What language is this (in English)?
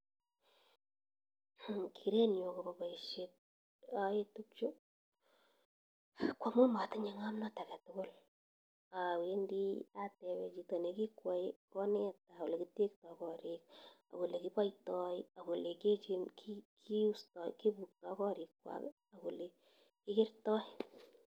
Kalenjin